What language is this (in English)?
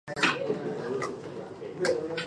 Chinese